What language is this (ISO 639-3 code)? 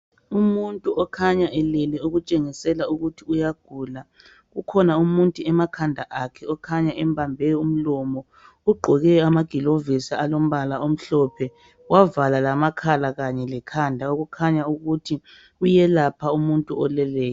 nde